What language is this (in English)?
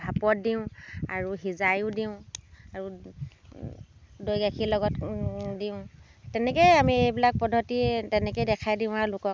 Assamese